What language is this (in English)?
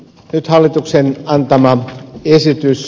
Finnish